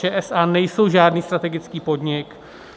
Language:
Czech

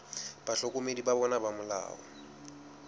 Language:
Southern Sotho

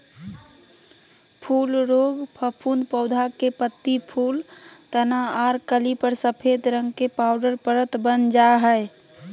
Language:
Magahi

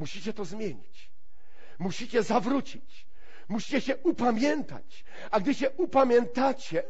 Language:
Polish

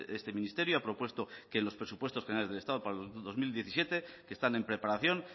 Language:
Spanish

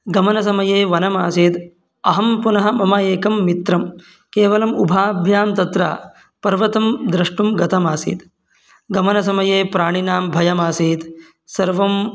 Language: Sanskrit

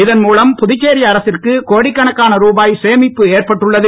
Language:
Tamil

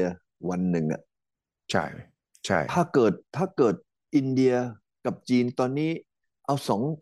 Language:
Thai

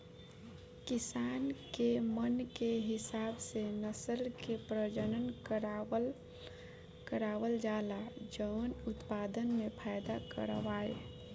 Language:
Bhojpuri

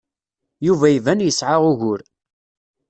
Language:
Kabyle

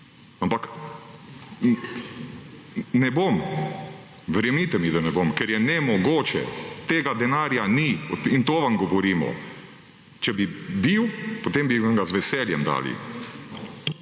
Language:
Slovenian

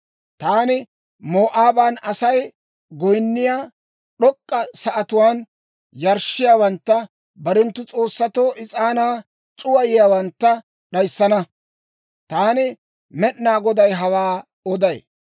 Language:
Dawro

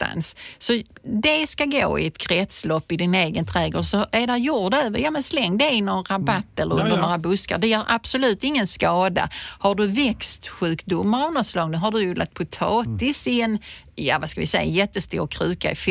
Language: Swedish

